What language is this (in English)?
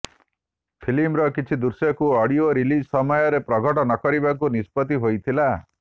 Odia